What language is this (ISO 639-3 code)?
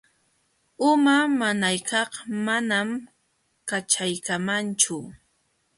qxw